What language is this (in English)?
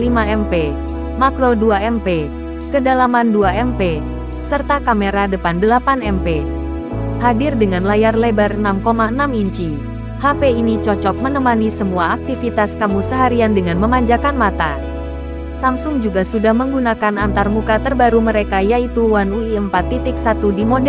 Indonesian